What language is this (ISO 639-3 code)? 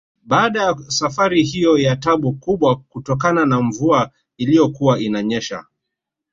swa